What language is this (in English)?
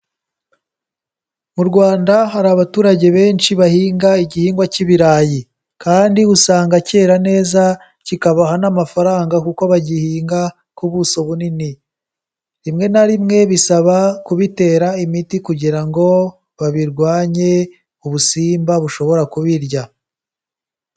Kinyarwanda